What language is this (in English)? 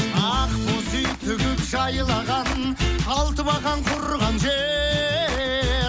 Kazakh